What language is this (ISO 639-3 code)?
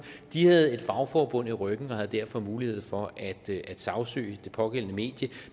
dan